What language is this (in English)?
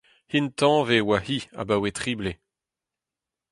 Breton